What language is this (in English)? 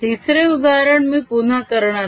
Marathi